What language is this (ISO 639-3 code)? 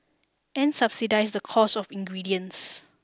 eng